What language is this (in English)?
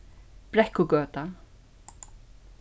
Faroese